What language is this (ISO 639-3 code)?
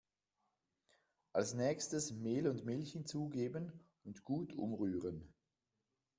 deu